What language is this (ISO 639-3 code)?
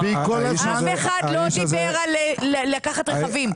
heb